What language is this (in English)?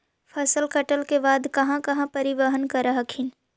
Magahi